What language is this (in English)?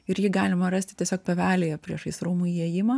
Lithuanian